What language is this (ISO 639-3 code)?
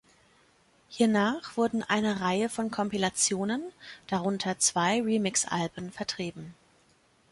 deu